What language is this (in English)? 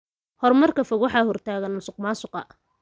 Somali